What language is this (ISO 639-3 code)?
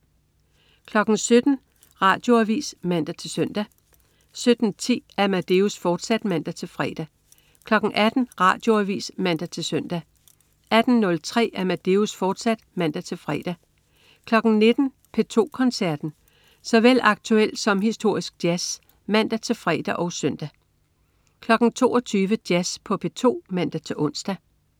dan